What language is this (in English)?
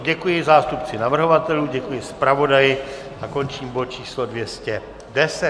Czech